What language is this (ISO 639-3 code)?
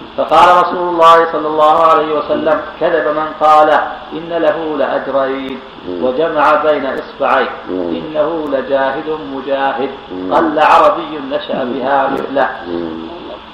ara